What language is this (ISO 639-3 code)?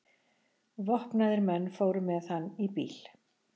isl